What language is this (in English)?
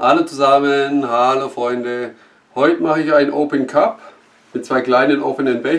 German